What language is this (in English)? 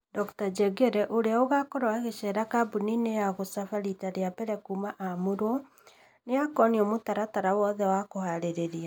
Kikuyu